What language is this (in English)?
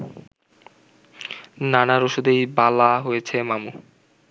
Bangla